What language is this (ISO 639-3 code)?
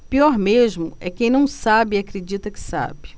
por